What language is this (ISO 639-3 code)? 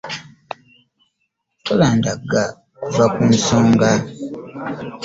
lug